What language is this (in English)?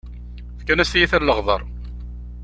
Kabyle